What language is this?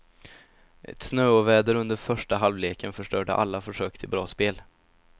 Swedish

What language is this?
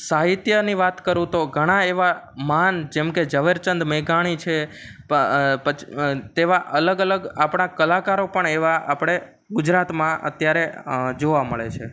Gujarati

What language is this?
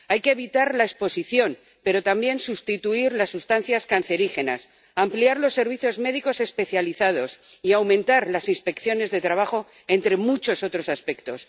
Spanish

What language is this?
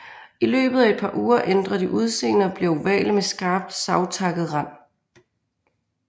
Danish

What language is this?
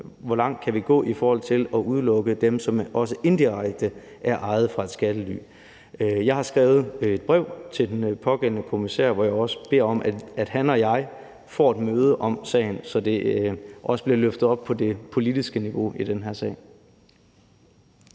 Danish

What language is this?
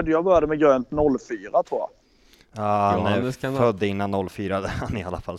Swedish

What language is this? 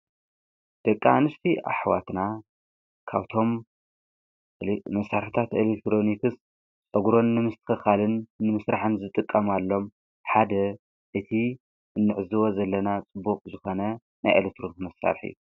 Tigrinya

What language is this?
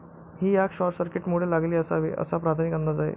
Marathi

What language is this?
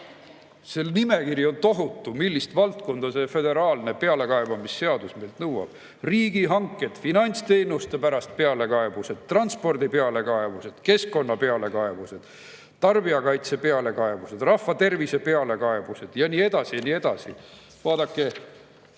Estonian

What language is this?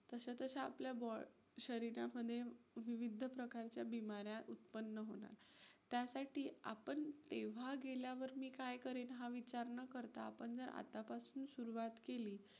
Marathi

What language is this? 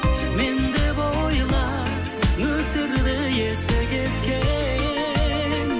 Kazakh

